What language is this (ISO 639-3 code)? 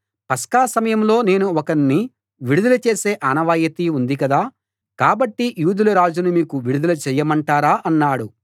tel